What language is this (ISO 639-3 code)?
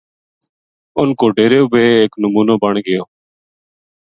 gju